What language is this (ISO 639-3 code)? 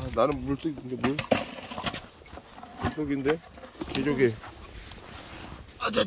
kor